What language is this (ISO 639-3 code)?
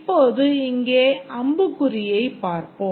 tam